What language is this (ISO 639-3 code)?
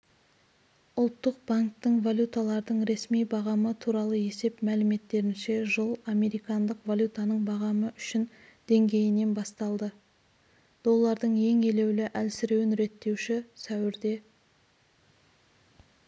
kaz